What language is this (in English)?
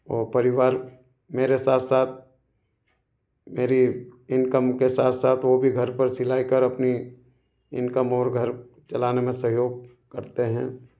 Hindi